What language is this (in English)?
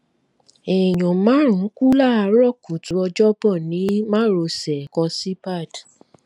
Yoruba